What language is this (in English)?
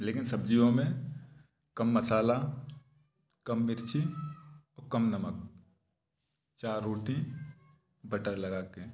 Hindi